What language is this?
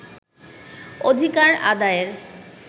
Bangla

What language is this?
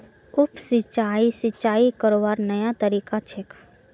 Magahi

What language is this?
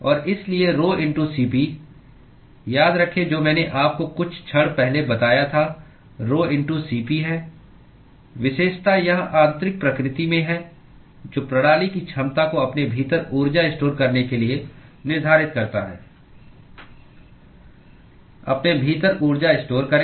Hindi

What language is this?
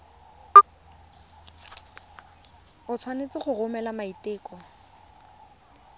Tswana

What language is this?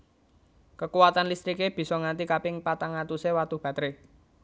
Javanese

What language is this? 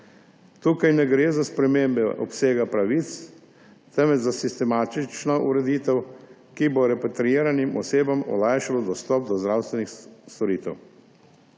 Slovenian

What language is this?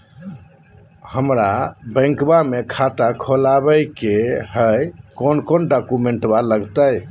Magahi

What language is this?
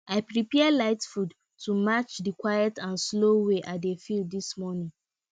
Nigerian Pidgin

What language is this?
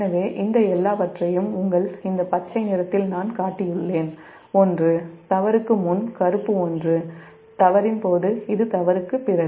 Tamil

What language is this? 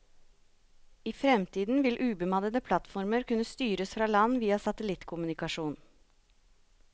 Norwegian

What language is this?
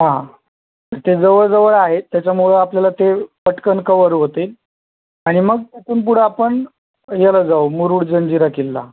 Marathi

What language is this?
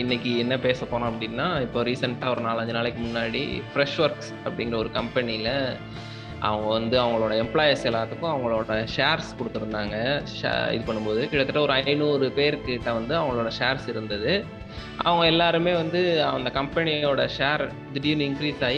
Tamil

